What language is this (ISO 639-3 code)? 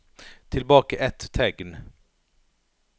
nor